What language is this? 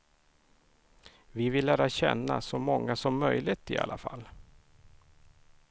Swedish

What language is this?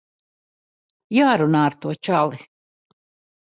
Latvian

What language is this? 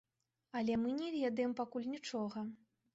Belarusian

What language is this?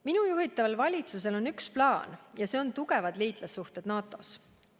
Estonian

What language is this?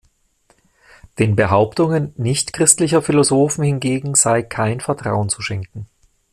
German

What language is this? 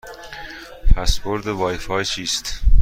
Persian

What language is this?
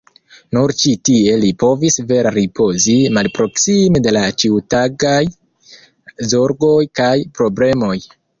Esperanto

